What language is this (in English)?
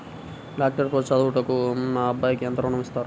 Telugu